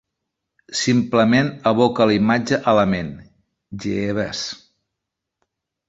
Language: Catalan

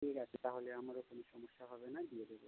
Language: Bangla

